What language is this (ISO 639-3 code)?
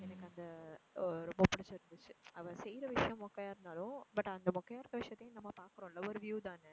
tam